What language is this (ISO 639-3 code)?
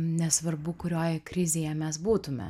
lit